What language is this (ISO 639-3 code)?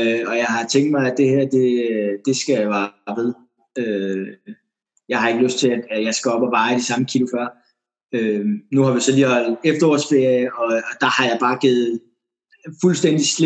dan